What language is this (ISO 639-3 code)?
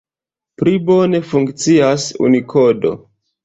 epo